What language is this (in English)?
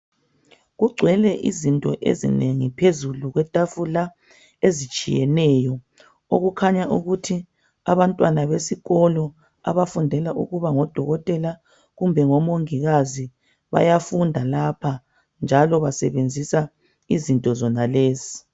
North Ndebele